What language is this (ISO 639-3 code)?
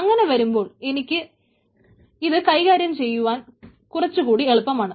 mal